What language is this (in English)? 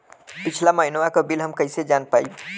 Bhojpuri